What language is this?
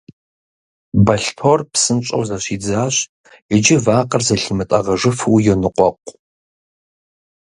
Kabardian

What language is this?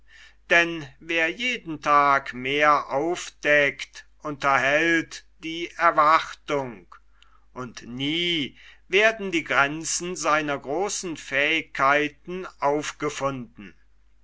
German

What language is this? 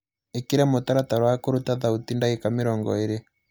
Kikuyu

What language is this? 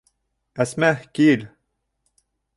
Bashkir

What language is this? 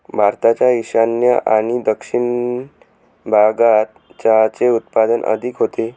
Marathi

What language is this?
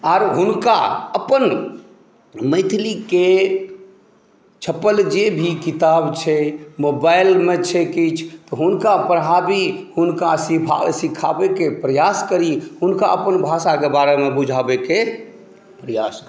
Maithili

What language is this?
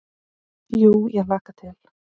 Icelandic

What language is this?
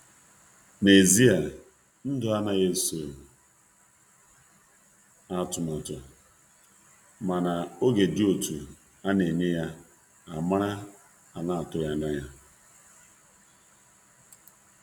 Igbo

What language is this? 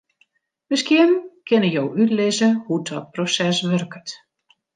Western Frisian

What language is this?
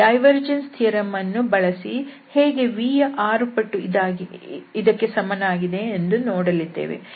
Kannada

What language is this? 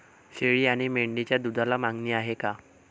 Marathi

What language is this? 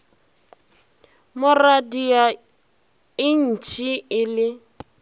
Northern Sotho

